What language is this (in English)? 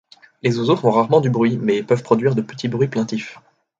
French